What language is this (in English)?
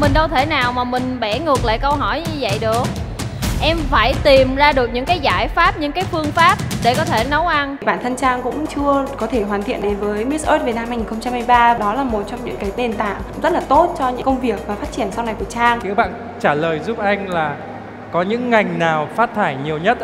Vietnamese